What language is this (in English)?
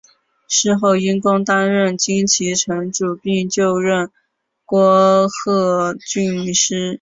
Chinese